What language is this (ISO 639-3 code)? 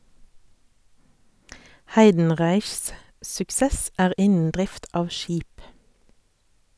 nor